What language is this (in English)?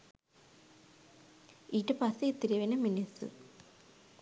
Sinhala